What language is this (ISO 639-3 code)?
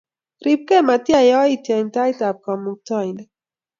kln